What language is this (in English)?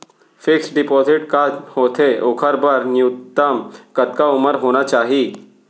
Chhattisgarhi